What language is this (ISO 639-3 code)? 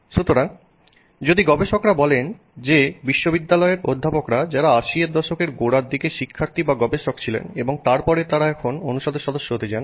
ben